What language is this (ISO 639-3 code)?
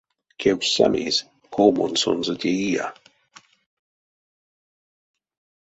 myv